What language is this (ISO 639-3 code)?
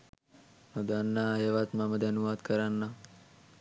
sin